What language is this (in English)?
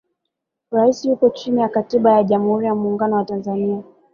Swahili